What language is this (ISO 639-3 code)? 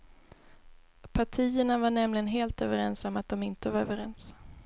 swe